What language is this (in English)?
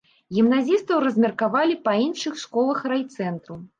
Belarusian